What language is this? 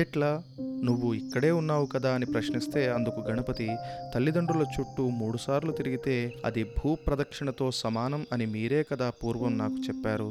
Telugu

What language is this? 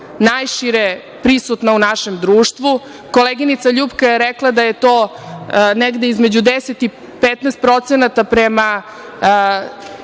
Serbian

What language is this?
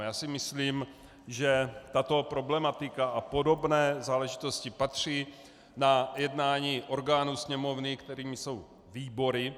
Czech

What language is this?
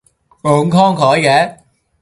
Cantonese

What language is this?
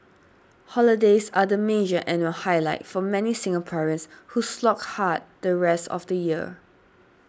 English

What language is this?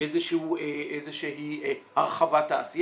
Hebrew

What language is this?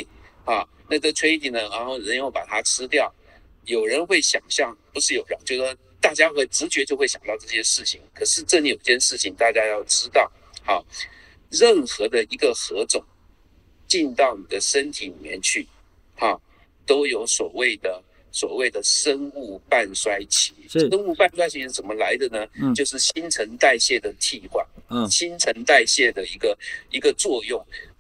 Chinese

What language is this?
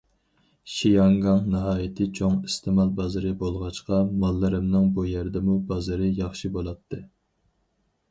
Uyghur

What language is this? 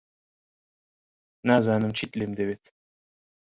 Central Kurdish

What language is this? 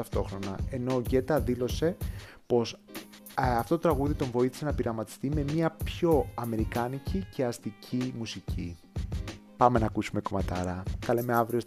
Greek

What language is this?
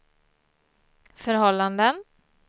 Swedish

